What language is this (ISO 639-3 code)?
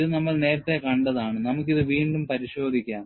mal